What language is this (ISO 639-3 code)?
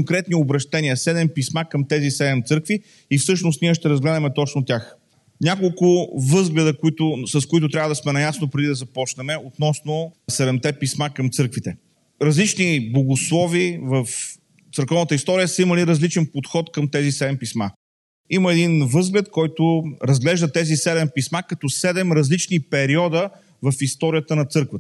bul